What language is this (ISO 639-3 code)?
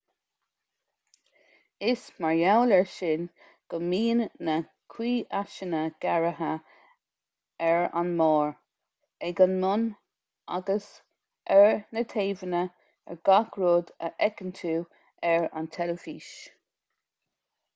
gle